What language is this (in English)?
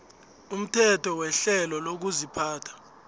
South Ndebele